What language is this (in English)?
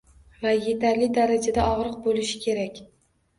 Uzbek